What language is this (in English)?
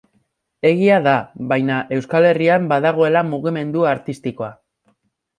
Basque